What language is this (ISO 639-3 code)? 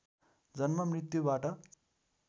nep